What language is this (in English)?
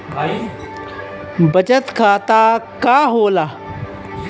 Bhojpuri